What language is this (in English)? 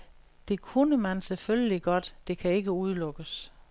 Danish